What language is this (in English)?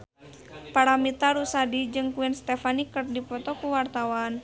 Sundanese